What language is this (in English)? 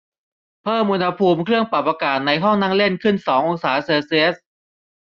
Thai